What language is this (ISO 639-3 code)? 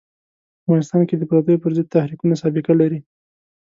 pus